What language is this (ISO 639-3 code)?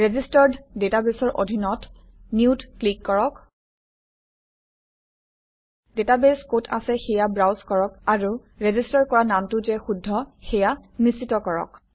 asm